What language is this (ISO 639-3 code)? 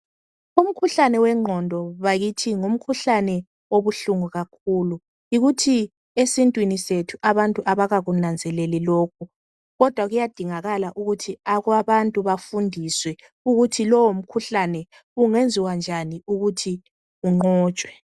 nde